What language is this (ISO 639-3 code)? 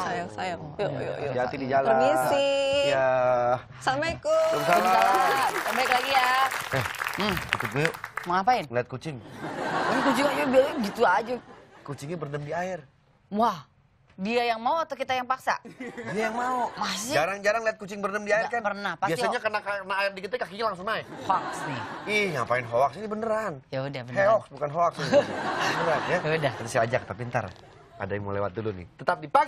ind